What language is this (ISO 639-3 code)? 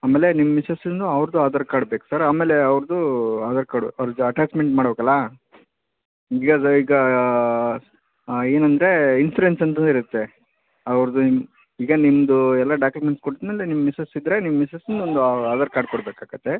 kan